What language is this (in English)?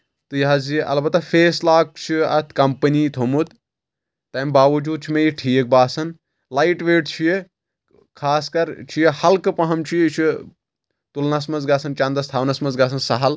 Kashmiri